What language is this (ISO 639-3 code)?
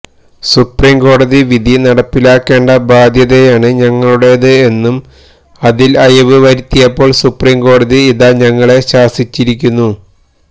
mal